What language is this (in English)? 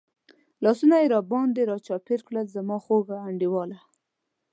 Pashto